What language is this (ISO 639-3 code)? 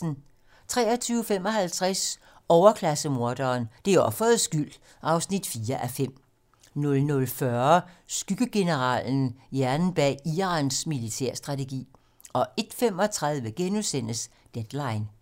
dan